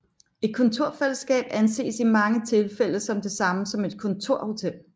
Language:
Danish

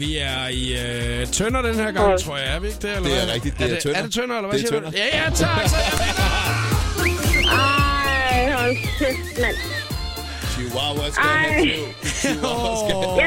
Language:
Danish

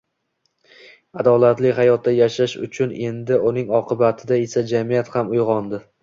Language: Uzbek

